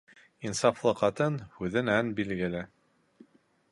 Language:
Bashkir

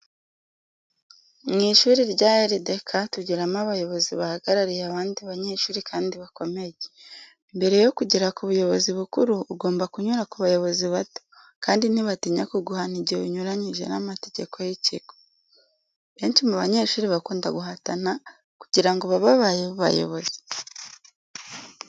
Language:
Kinyarwanda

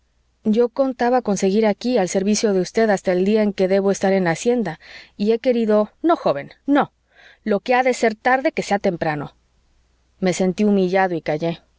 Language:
Spanish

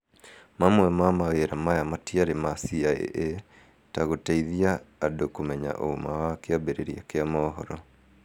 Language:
Kikuyu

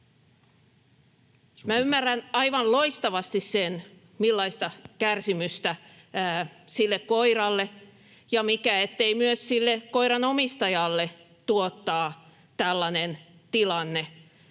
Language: Finnish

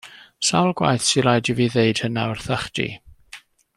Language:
Welsh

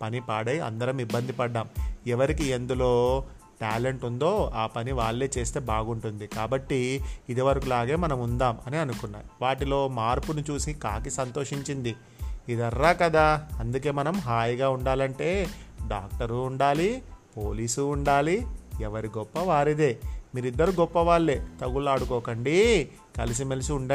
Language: Telugu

